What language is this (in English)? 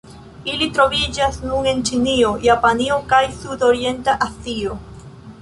Esperanto